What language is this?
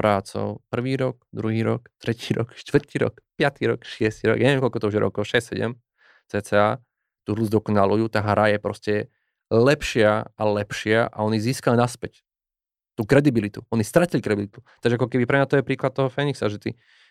Slovak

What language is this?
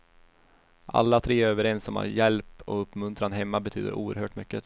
Swedish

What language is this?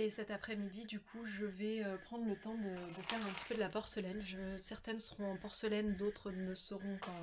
French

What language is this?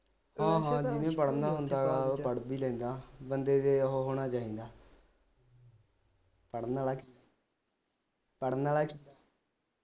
Punjabi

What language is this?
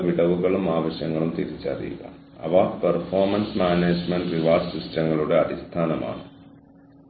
Malayalam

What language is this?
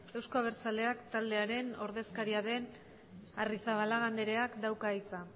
Basque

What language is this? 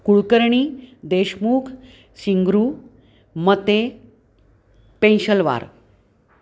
Sanskrit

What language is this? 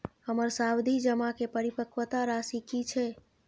Maithili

